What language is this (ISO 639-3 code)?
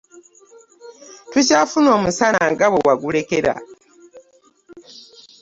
lug